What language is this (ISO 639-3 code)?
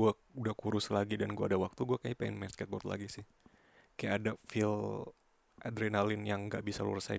ind